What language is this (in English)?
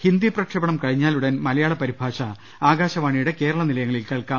Malayalam